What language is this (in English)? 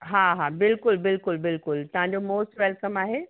Sindhi